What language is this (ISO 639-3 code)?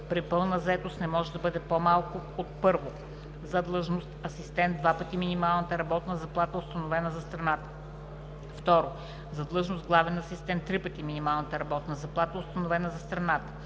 bul